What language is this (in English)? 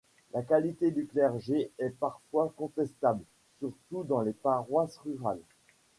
French